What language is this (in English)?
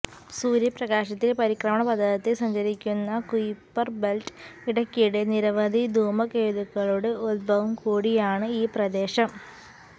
Malayalam